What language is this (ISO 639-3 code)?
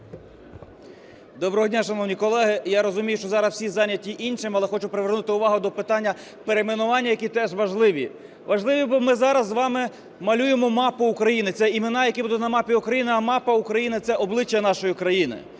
ukr